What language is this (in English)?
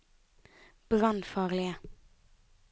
Norwegian